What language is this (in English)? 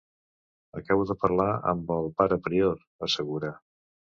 Catalan